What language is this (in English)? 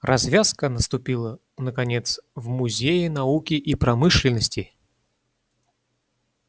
Russian